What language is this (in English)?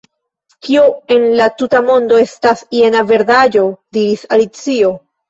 Esperanto